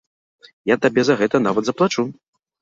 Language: Belarusian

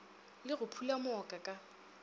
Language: Northern Sotho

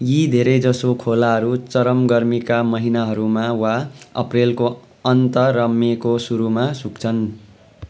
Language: Nepali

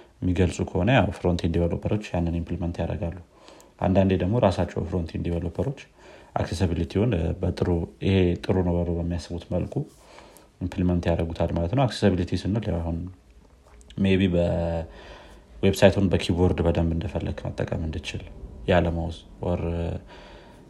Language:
Amharic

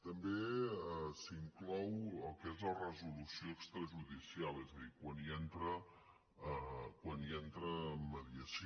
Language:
Catalan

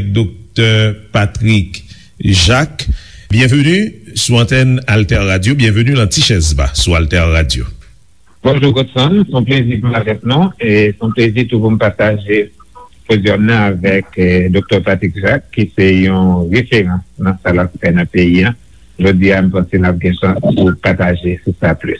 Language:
French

